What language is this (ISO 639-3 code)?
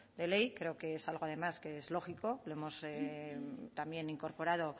spa